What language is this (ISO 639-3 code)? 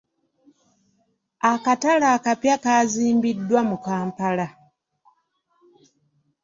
lug